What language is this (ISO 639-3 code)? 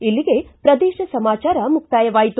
kan